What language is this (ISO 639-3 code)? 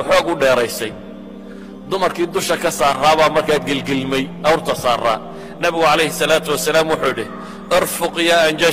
ara